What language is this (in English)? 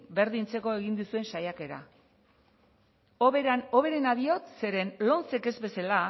Basque